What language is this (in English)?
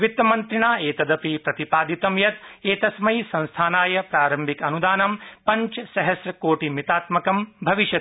Sanskrit